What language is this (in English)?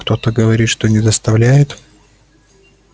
Russian